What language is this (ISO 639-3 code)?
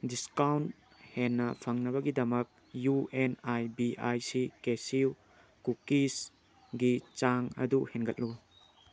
mni